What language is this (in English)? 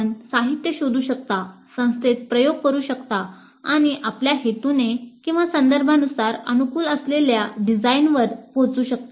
Marathi